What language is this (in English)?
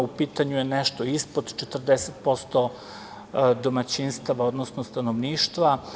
Serbian